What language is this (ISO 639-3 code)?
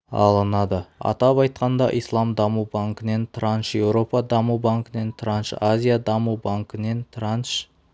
kaz